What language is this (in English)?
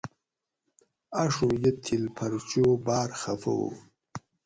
Gawri